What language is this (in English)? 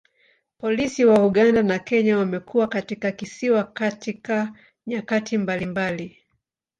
Swahili